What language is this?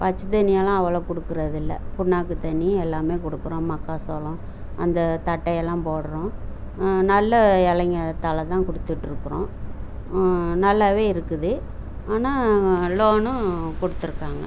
Tamil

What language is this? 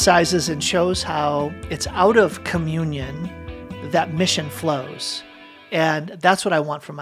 English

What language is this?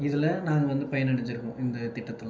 Tamil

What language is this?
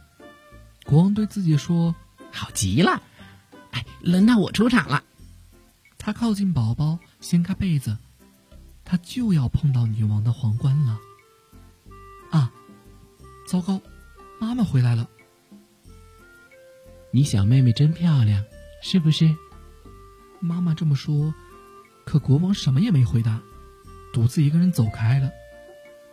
Chinese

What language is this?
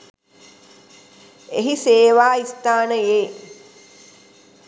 Sinhala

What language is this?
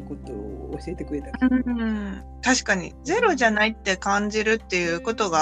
Japanese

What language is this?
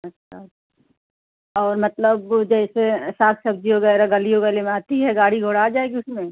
Hindi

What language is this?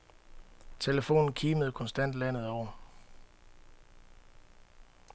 Danish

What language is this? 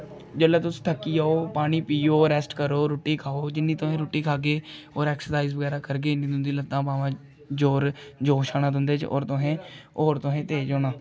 Dogri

